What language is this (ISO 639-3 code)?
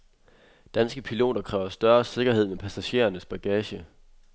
dan